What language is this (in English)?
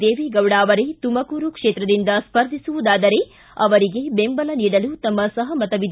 Kannada